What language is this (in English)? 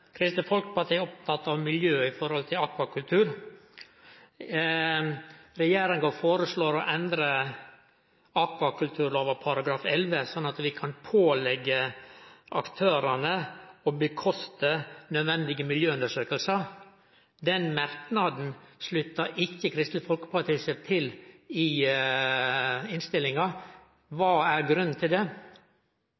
Norwegian